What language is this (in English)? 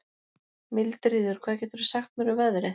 Icelandic